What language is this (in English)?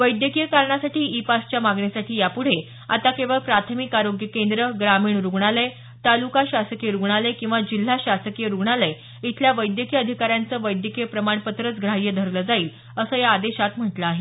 Marathi